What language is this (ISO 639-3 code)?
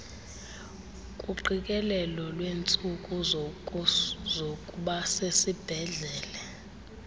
xho